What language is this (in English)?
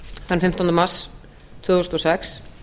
Icelandic